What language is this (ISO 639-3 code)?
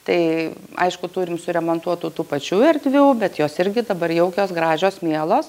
lit